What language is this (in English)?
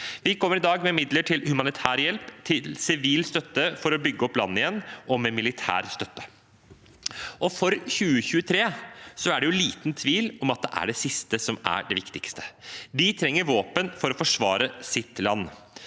Norwegian